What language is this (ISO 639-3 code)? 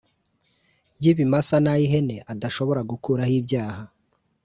kin